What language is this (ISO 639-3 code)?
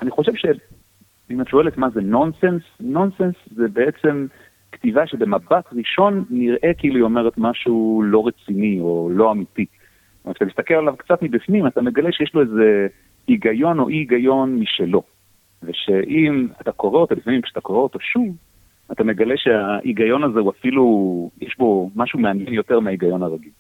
heb